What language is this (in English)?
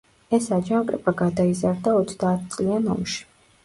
Georgian